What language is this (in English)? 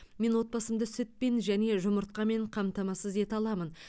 Kazakh